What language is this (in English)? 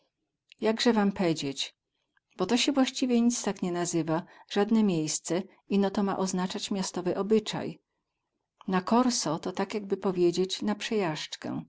Polish